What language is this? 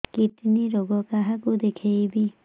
Odia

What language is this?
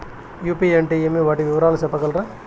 Telugu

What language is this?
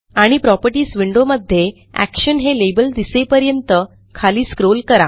Marathi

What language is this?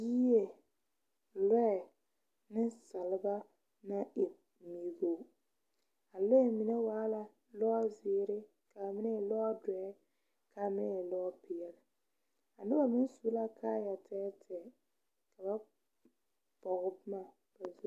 Southern Dagaare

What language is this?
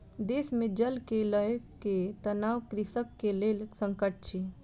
Maithili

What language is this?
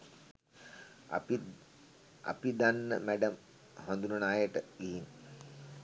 Sinhala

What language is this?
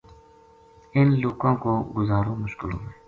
Gujari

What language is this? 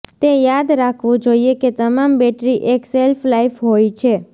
Gujarati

